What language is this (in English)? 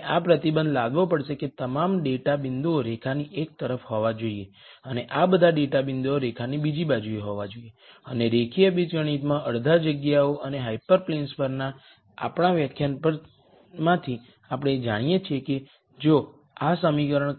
Gujarati